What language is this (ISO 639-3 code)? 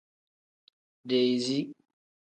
kdh